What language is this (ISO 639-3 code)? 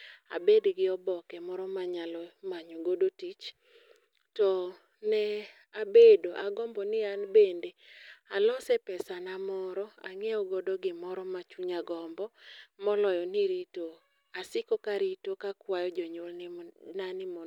luo